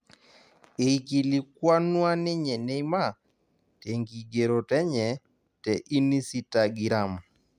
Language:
Masai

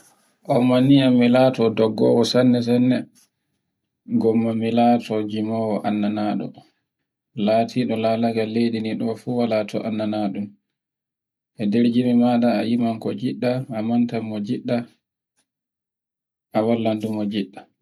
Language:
Borgu Fulfulde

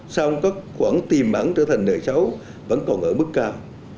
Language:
Vietnamese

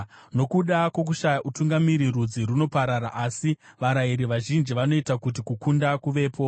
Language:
Shona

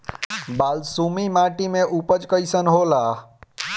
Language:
Bhojpuri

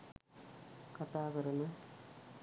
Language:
Sinhala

